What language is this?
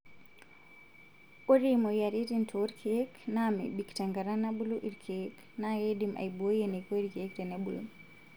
Masai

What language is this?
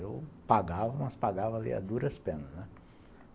Portuguese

